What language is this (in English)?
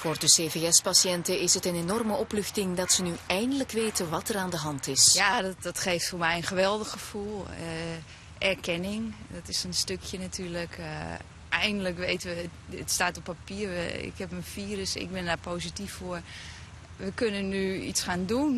Dutch